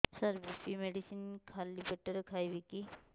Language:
Odia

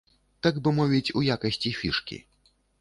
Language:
Belarusian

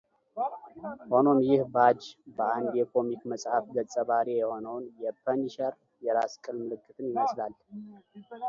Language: Amharic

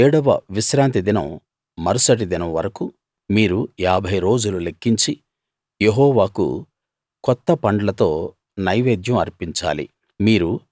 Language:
Telugu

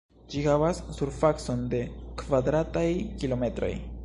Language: Esperanto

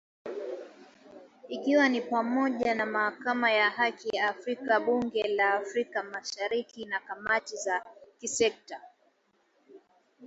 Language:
Swahili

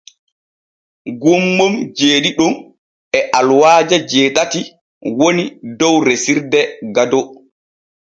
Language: Borgu Fulfulde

